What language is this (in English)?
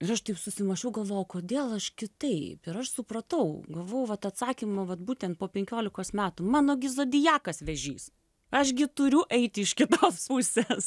Lithuanian